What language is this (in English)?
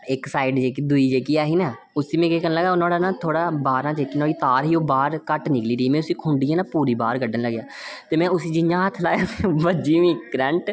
Dogri